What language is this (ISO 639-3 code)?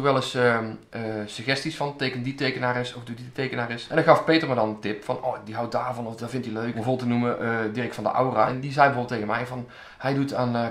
nld